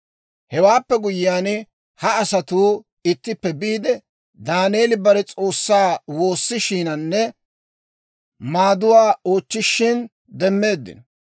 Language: Dawro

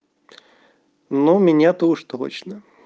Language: Russian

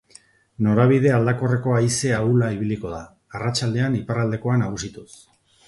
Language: Basque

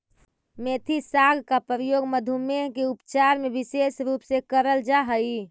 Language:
Magahi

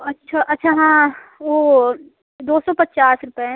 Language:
Hindi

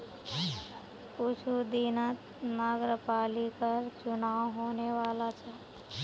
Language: Magahi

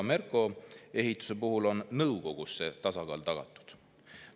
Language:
Estonian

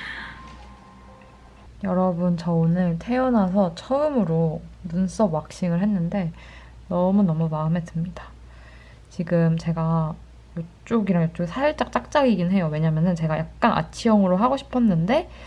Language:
Korean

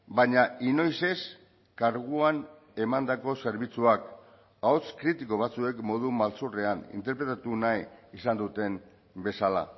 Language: Basque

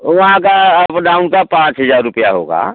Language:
Hindi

